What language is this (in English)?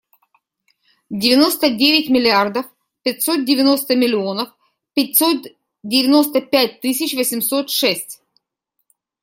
Russian